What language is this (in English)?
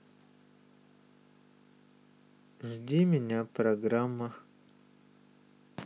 Russian